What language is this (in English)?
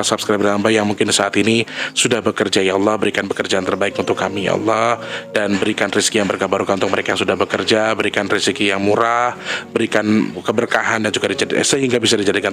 Indonesian